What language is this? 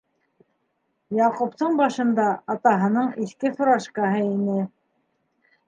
Bashkir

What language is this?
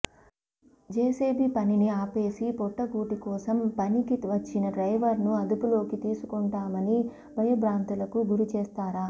Telugu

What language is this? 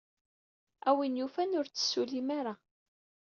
Kabyle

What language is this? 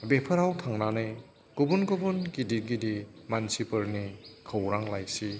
Bodo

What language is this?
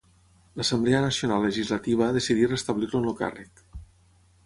Catalan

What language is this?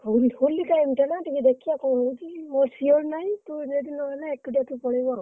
Odia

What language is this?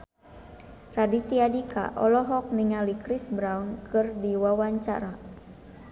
Sundanese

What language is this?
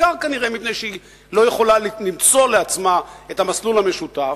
Hebrew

